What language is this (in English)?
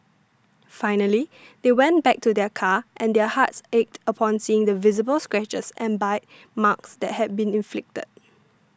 English